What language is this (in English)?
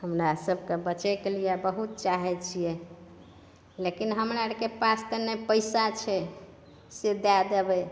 Maithili